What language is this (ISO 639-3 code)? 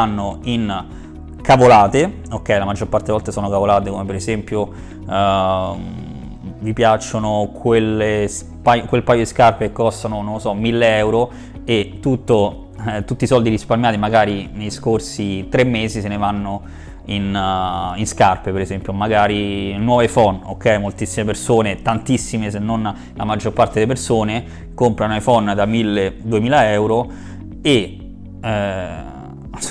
ita